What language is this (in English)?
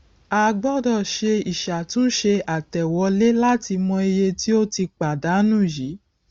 Yoruba